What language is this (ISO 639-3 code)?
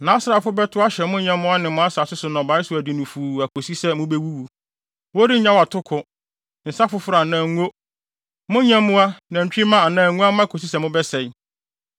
aka